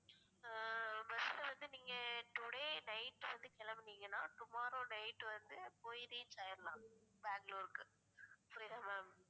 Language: Tamil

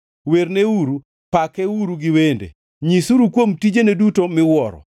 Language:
Luo (Kenya and Tanzania)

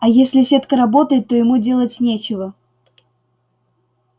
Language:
Russian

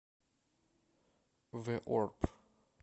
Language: Russian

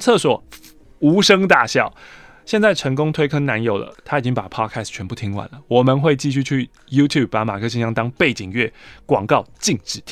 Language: Chinese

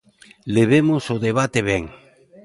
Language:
Galician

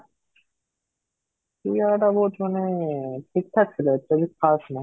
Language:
Odia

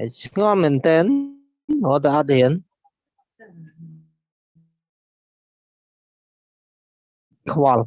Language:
Vietnamese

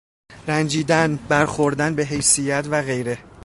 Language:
Persian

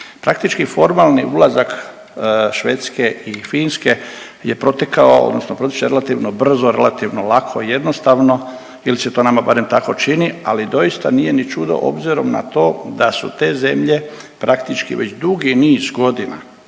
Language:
Croatian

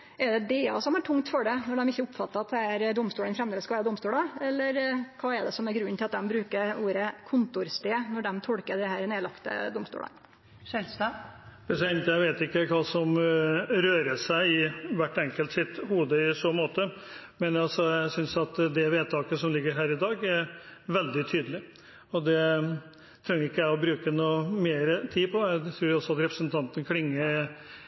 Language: Norwegian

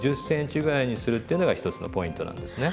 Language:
Japanese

